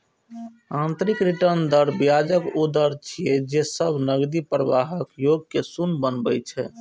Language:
Maithili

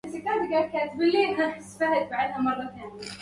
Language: Arabic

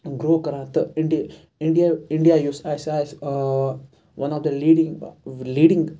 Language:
Kashmiri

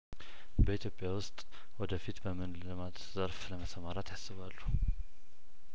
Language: Amharic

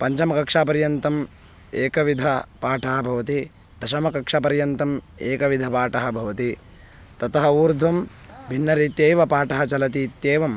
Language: Sanskrit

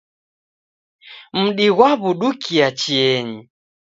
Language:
Taita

